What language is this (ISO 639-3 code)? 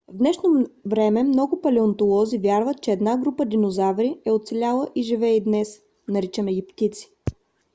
bul